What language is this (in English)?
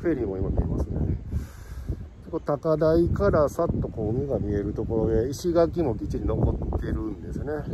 Japanese